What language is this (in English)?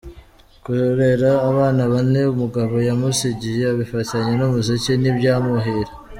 Kinyarwanda